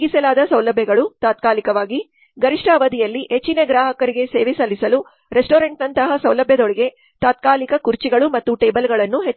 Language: Kannada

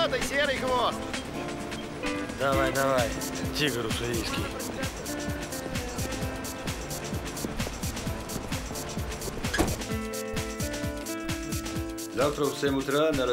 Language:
Russian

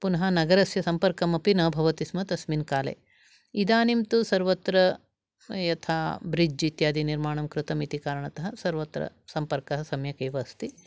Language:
Sanskrit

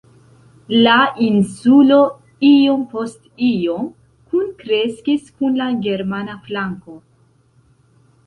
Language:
Esperanto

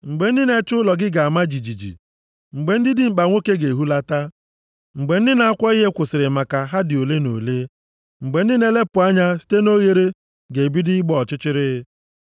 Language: Igbo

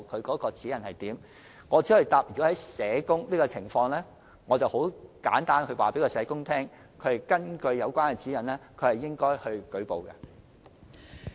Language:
Cantonese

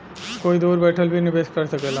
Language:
Bhojpuri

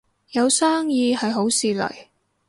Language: Cantonese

